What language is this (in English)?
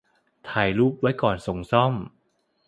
Thai